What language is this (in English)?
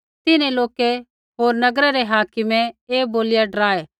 Kullu Pahari